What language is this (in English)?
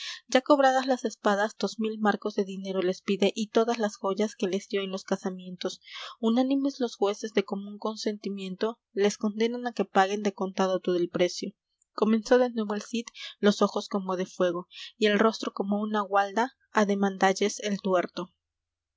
Spanish